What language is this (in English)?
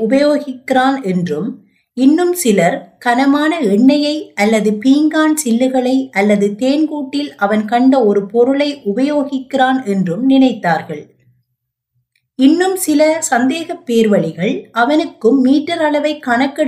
Tamil